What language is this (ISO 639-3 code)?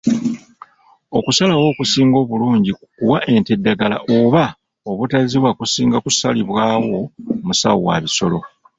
lug